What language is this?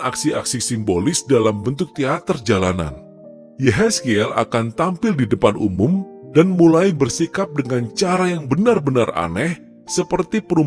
Indonesian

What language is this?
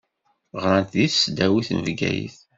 Kabyle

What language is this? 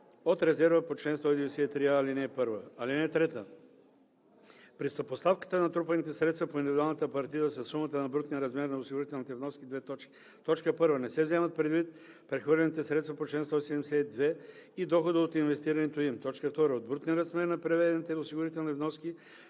Bulgarian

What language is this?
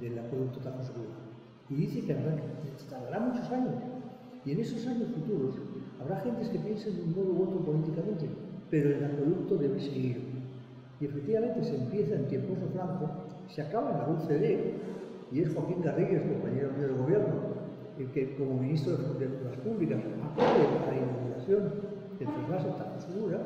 Spanish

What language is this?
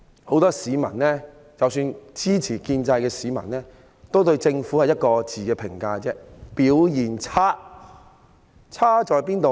Cantonese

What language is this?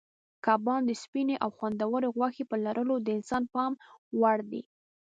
Pashto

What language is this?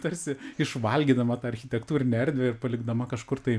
Lithuanian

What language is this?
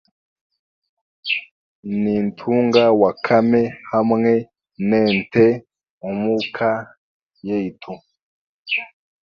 Chiga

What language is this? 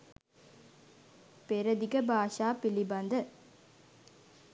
Sinhala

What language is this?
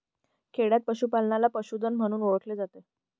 Marathi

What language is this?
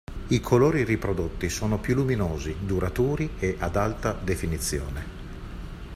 Italian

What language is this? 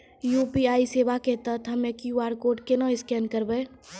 Maithili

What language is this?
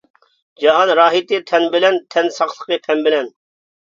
Uyghur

